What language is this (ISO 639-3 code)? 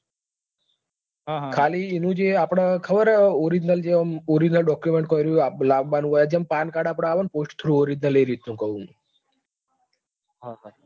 guj